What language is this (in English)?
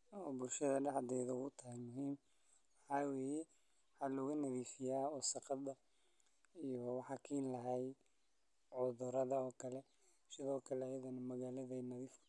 Somali